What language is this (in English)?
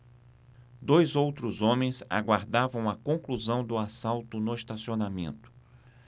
Portuguese